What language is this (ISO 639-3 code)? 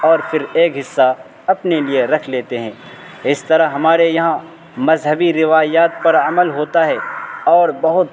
urd